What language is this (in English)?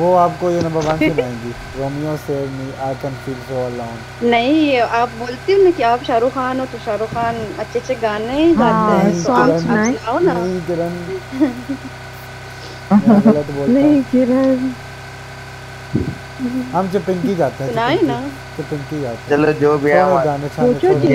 Hindi